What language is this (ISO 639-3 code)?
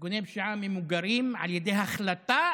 heb